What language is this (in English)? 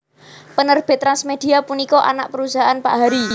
Javanese